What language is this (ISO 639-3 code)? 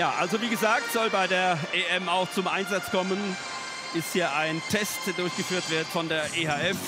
deu